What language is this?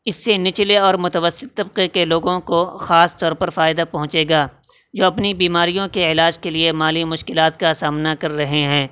Urdu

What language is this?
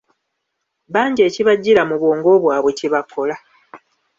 Ganda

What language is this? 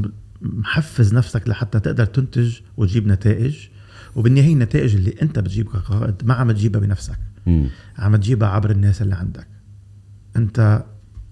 Arabic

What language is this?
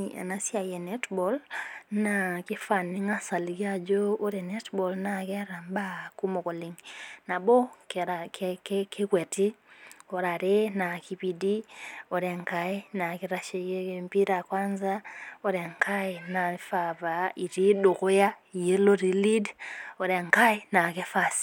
Masai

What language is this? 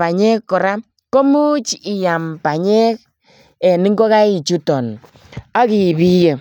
Kalenjin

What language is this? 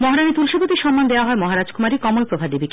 Bangla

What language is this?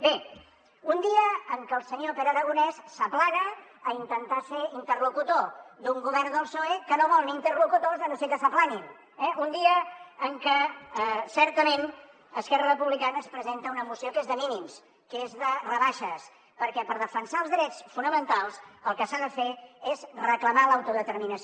Catalan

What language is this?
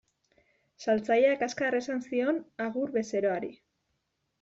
Basque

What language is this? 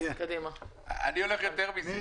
Hebrew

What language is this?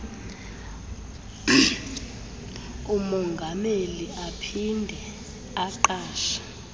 Xhosa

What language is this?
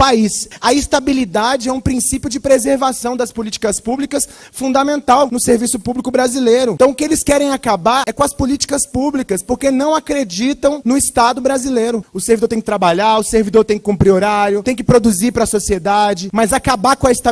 Portuguese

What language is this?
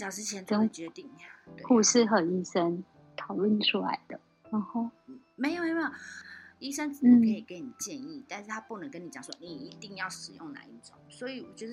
Chinese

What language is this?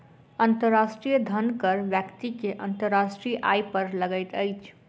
Maithili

